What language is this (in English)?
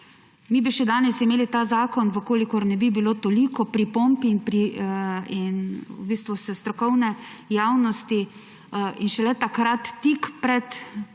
Slovenian